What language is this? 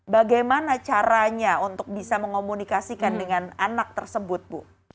Indonesian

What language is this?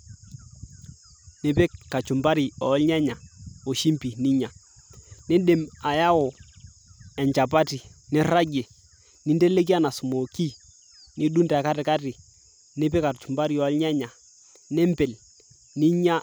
Masai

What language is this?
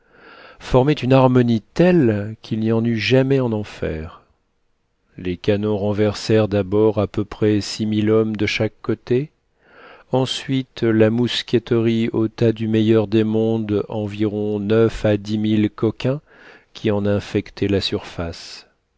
French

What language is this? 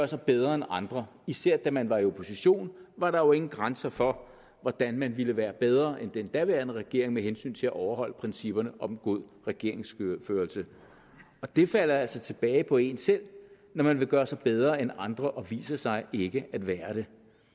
Danish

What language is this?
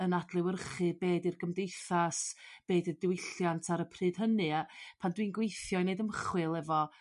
Welsh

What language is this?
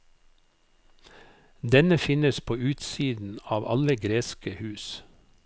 Norwegian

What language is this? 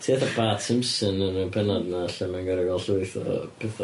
Welsh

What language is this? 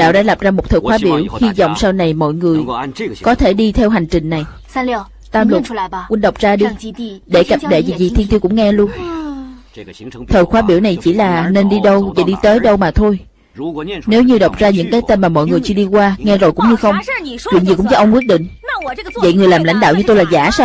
Vietnamese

